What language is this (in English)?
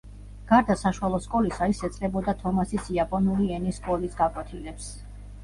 Georgian